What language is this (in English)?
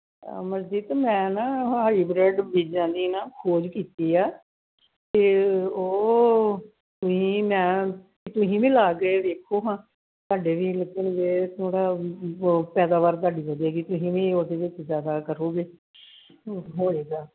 Punjabi